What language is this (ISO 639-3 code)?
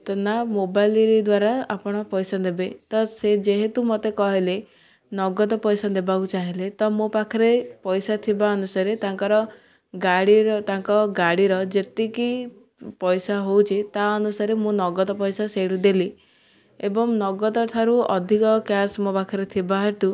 ori